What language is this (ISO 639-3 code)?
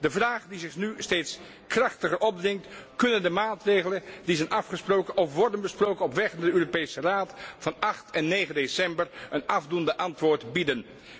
nld